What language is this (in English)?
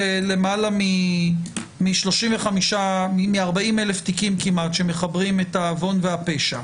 Hebrew